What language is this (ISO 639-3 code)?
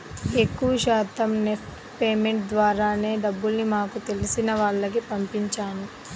tel